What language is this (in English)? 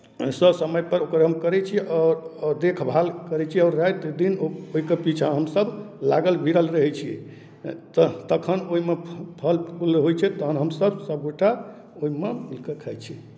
Maithili